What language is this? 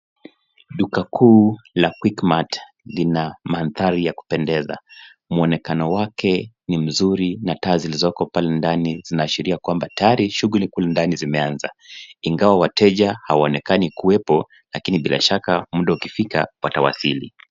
Swahili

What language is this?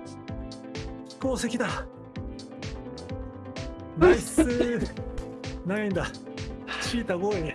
Japanese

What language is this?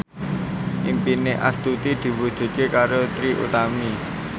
Javanese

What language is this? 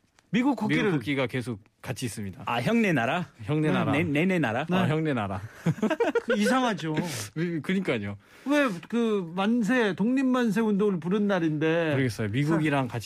Korean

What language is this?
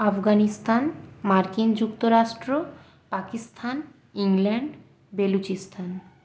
Bangla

